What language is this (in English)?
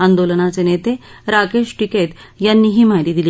Marathi